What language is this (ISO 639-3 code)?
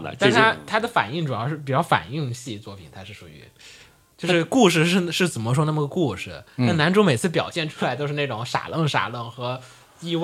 zho